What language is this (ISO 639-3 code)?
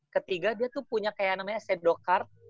ind